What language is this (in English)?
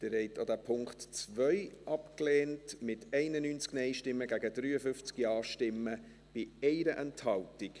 Swiss German